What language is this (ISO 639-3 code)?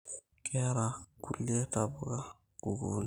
mas